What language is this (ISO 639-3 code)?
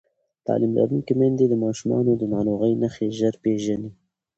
pus